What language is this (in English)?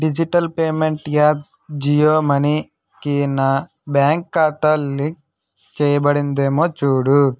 Telugu